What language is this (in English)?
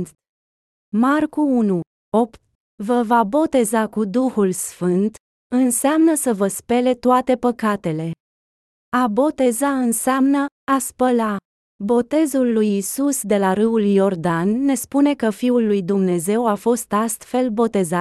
Romanian